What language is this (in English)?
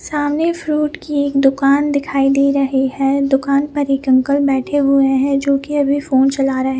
Hindi